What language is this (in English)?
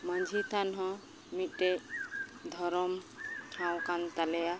Santali